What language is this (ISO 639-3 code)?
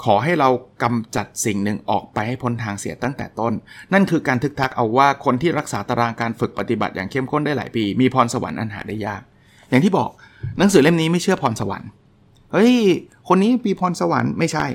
tha